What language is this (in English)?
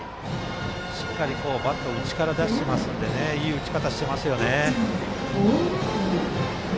Japanese